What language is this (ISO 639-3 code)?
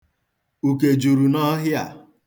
ibo